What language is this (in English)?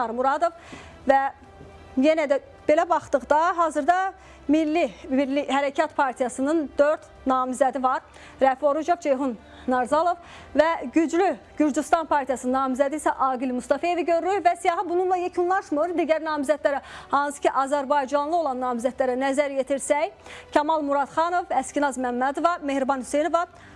Turkish